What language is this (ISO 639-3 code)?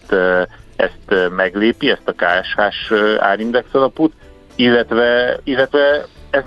hun